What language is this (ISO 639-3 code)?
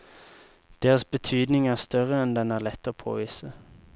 nor